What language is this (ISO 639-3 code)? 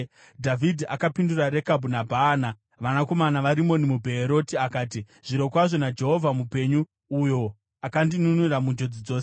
sna